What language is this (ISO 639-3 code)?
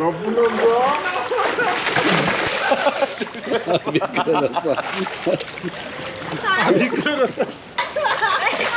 kor